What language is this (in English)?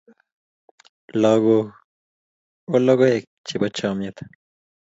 Kalenjin